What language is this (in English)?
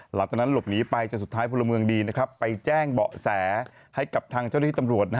Thai